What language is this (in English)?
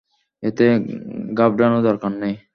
Bangla